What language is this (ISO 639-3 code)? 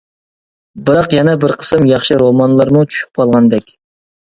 uig